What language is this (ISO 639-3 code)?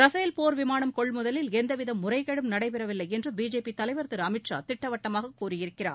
tam